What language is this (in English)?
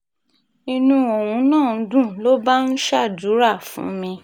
Yoruba